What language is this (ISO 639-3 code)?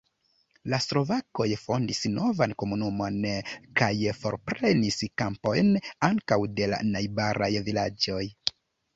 epo